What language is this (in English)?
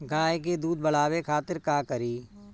Bhojpuri